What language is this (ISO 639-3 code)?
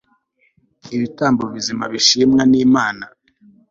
kin